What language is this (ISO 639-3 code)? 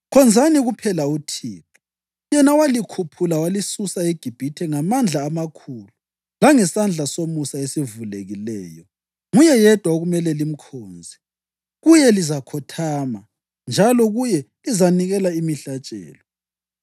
nde